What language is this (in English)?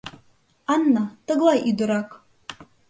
Mari